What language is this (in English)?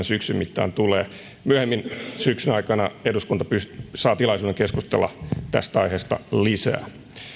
Finnish